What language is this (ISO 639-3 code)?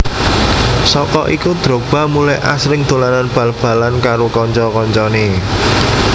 jav